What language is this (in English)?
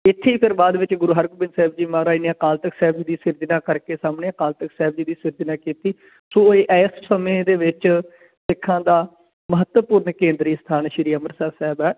Punjabi